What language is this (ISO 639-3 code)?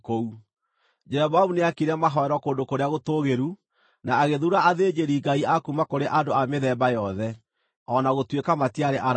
kik